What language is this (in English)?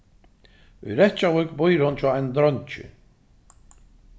Faroese